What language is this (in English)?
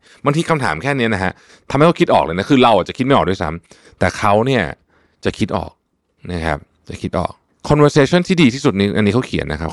Thai